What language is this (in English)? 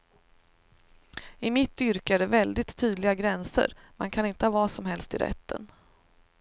Swedish